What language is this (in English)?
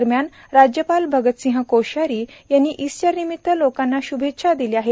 Marathi